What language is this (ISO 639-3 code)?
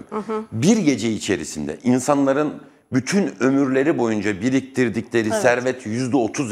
tur